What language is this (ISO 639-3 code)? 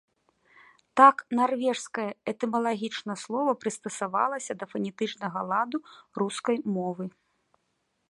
bel